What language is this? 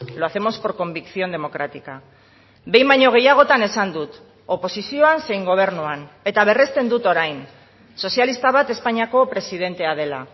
Basque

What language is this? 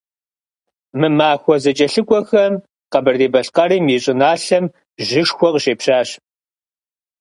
Kabardian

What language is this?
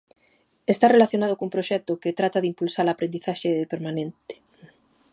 Galician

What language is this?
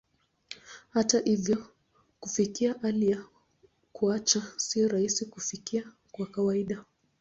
Swahili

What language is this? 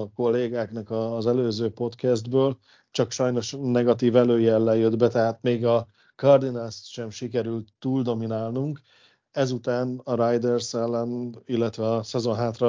Hungarian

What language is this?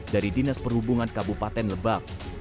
Indonesian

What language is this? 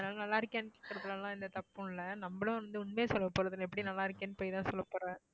Tamil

